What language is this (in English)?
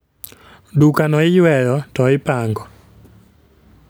Luo (Kenya and Tanzania)